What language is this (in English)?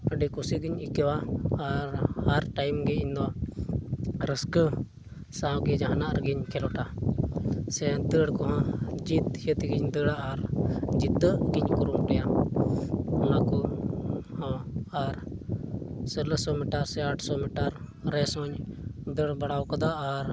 Santali